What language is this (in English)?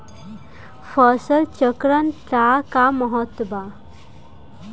Bhojpuri